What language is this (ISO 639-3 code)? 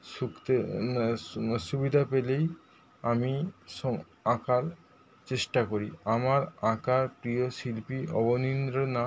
ben